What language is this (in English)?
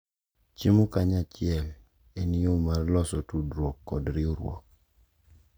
Luo (Kenya and Tanzania)